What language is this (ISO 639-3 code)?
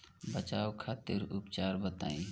bho